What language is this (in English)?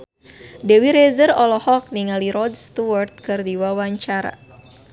Sundanese